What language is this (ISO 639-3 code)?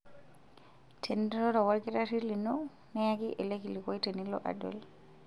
mas